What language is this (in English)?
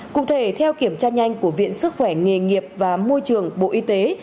Vietnamese